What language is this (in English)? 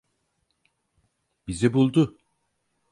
Turkish